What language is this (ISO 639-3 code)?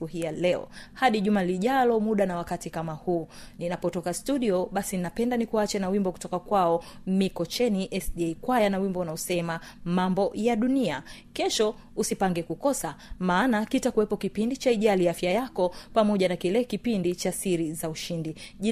swa